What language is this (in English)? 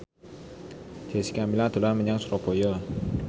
Javanese